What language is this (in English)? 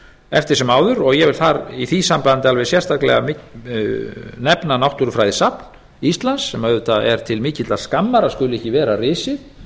Icelandic